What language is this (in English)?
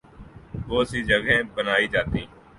Urdu